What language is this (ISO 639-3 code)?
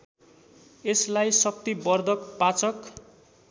nep